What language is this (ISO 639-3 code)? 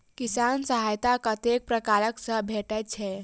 mai